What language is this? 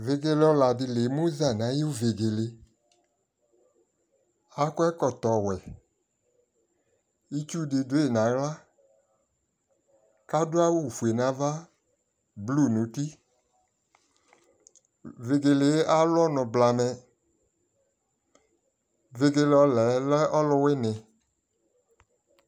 Ikposo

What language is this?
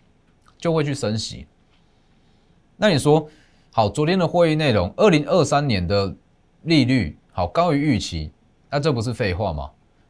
Chinese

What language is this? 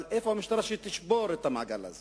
Hebrew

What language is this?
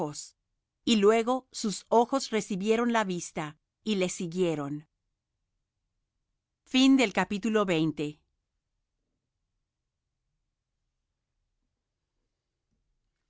Spanish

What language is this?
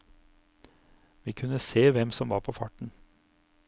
Norwegian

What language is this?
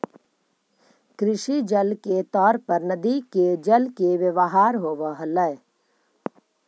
Magahi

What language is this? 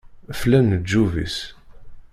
Kabyle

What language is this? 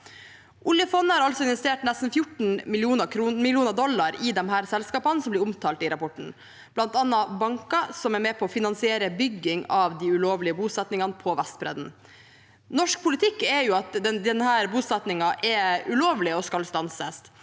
Norwegian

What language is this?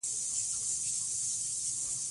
Pashto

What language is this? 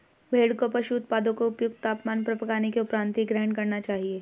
Hindi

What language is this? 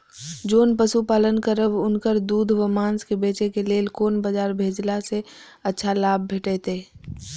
Maithili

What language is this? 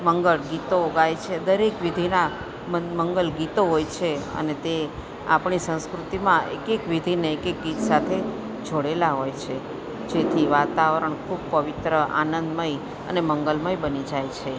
Gujarati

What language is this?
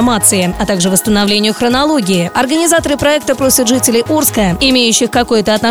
Russian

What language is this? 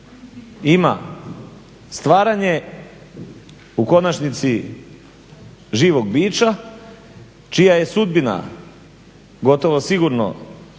Croatian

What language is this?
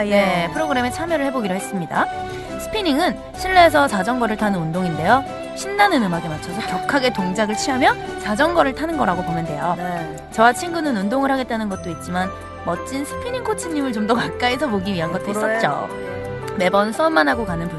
Korean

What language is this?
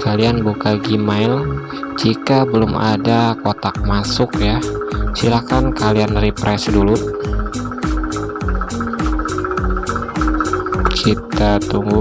Indonesian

